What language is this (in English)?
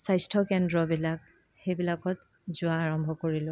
Assamese